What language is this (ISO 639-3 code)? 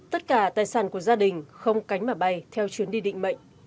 vie